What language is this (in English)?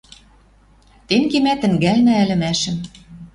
Western Mari